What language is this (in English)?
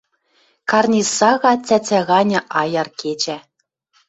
Western Mari